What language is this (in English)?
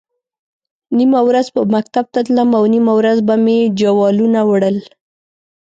Pashto